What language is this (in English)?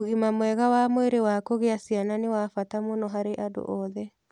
Kikuyu